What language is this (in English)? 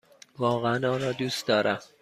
Persian